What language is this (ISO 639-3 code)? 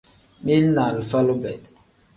kdh